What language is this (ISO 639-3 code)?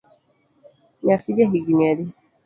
luo